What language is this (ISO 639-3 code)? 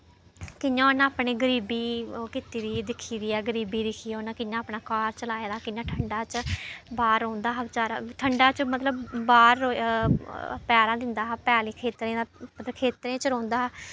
doi